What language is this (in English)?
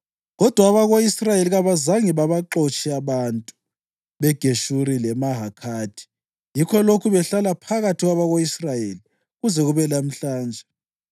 North Ndebele